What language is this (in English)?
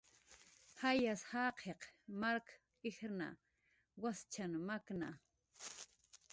Jaqaru